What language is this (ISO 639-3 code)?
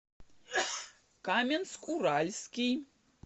rus